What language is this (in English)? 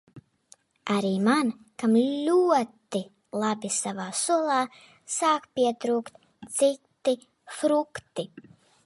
Latvian